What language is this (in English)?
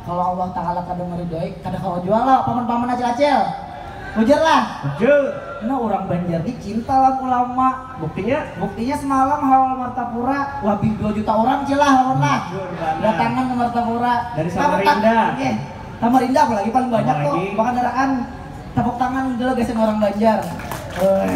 Indonesian